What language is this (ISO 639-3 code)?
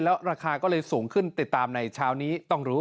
tha